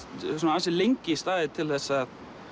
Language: Icelandic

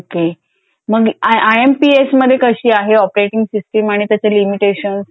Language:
Marathi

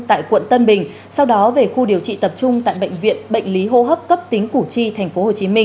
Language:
Vietnamese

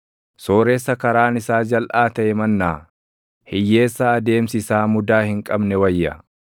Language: Oromo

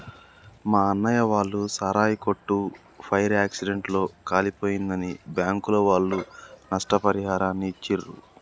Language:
Telugu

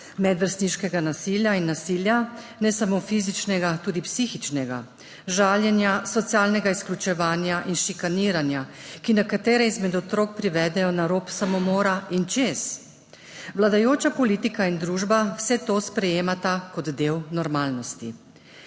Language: Slovenian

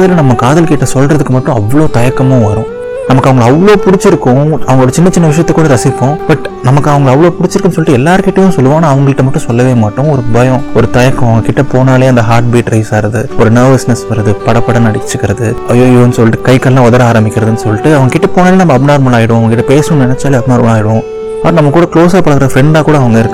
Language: Tamil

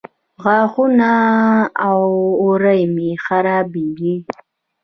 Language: Pashto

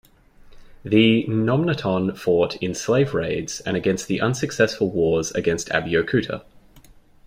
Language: English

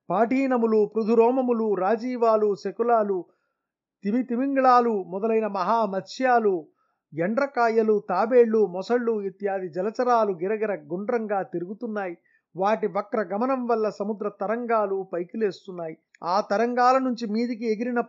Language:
Telugu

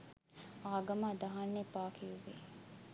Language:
Sinhala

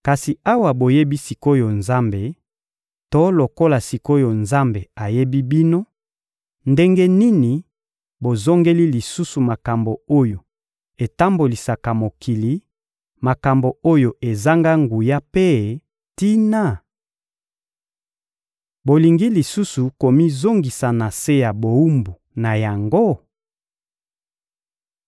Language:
Lingala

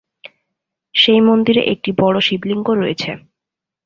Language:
Bangla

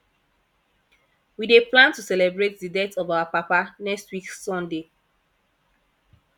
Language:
Nigerian Pidgin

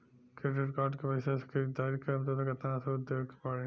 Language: Bhojpuri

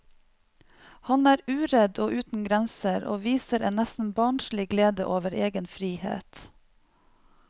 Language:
Norwegian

